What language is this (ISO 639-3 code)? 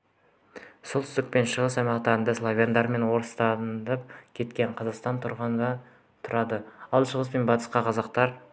kaz